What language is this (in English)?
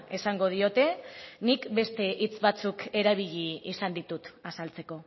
Basque